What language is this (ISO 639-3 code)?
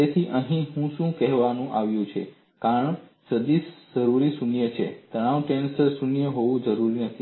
guj